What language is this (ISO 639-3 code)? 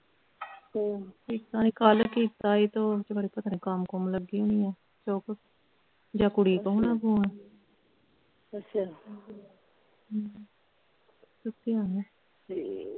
pan